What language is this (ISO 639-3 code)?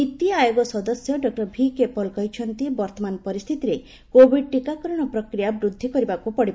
ori